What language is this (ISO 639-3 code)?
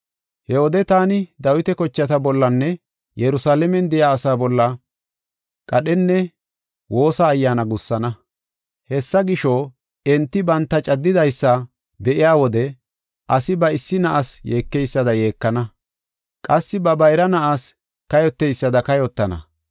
gof